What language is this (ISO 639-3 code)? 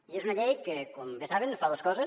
cat